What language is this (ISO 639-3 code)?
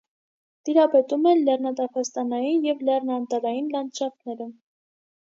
hye